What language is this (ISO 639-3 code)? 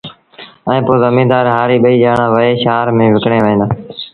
sbn